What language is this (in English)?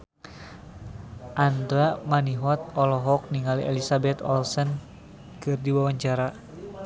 Sundanese